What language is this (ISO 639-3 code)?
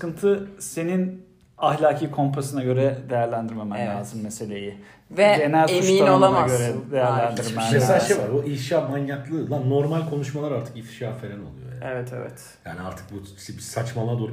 tur